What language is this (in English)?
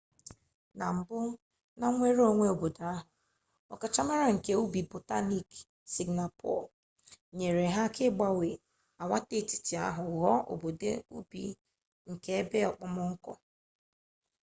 Igbo